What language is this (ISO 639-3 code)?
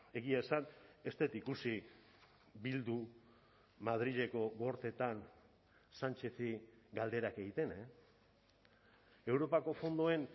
eus